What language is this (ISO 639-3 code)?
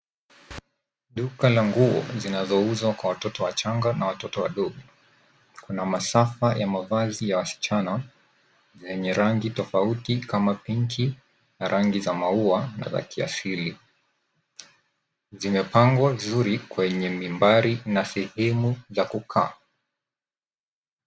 swa